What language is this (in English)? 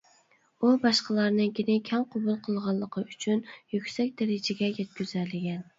Uyghur